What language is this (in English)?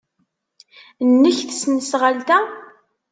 Kabyle